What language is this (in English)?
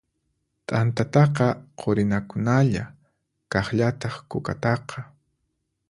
Puno Quechua